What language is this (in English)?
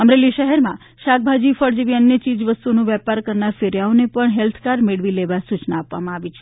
Gujarati